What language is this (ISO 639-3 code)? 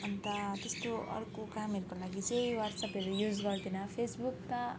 nep